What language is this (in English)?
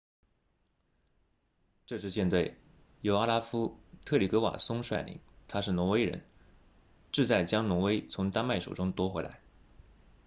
Chinese